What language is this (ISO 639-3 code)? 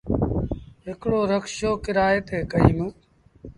sbn